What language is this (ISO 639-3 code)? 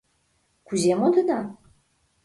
chm